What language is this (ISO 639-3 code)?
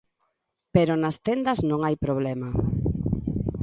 glg